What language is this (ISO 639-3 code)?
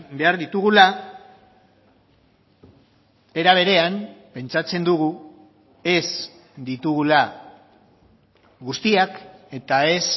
eus